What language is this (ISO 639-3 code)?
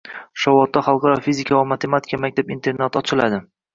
uzb